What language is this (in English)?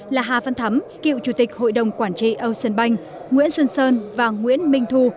Vietnamese